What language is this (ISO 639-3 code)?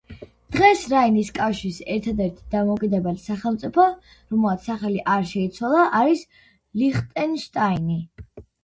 kat